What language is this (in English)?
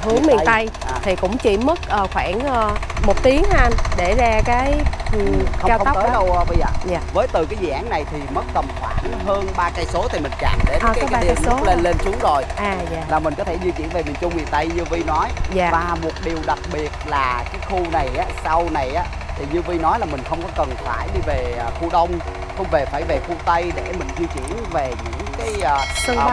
Vietnamese